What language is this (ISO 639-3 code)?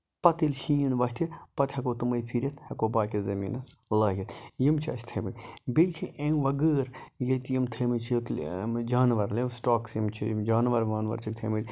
kas